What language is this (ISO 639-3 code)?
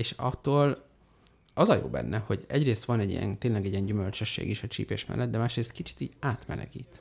hun